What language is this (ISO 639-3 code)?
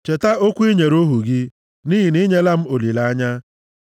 ibo